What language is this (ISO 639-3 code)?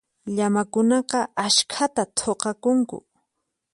qxp